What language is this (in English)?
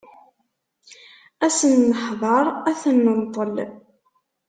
Kabyle